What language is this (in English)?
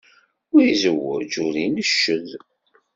Kabyle